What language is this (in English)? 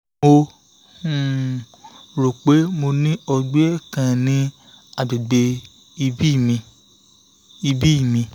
Yoruba